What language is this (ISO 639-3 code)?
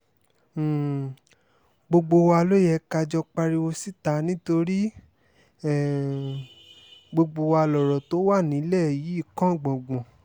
yor